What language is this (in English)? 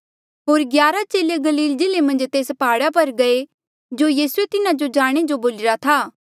Mandeali